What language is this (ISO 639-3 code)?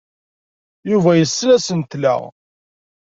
kab